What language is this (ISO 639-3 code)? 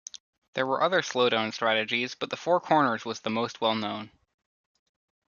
eng